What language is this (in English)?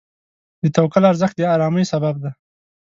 Pashto